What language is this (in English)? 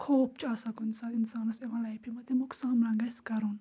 Kashmiri